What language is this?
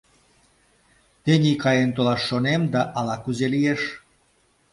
Mari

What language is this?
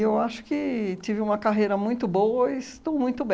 Portuguese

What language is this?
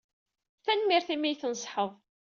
Kabyle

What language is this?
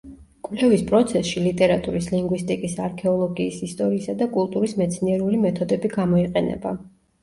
Georgian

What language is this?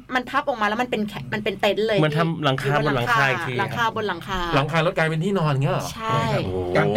Thai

